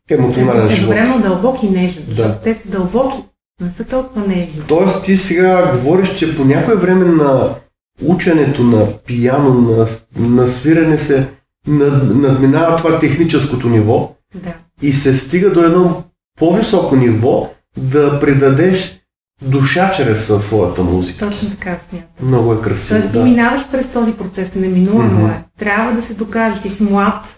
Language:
Bulgarian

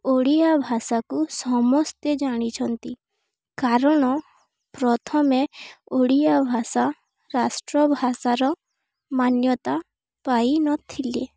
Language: Odia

